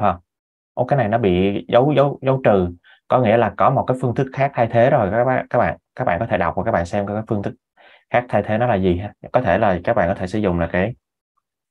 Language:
Vietnamese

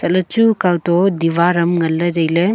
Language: Wancho Naga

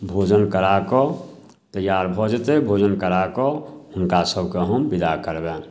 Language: Maithili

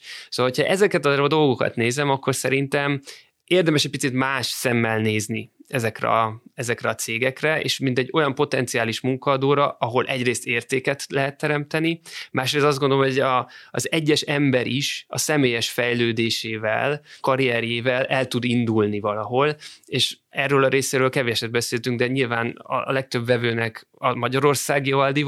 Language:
Hungarian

